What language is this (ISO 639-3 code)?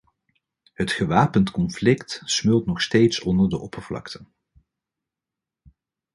nld